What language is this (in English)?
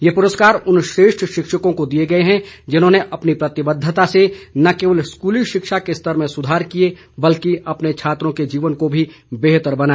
Hindi